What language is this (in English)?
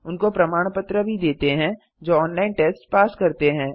Hindi